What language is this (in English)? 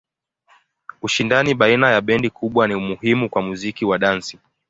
Swahili